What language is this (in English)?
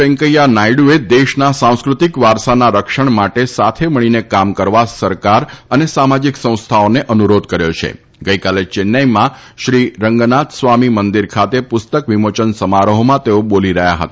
Gujarati